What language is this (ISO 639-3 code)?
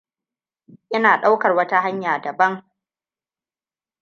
hau